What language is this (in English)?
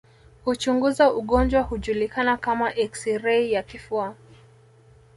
Swahili